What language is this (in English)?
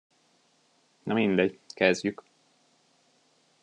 Hungarian